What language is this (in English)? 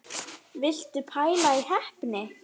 Icelandic